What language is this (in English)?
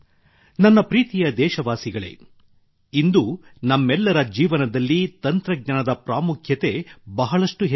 Kannada